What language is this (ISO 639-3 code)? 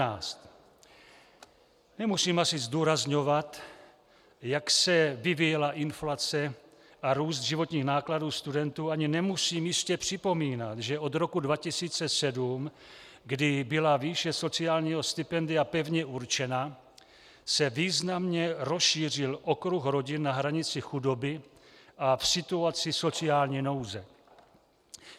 ces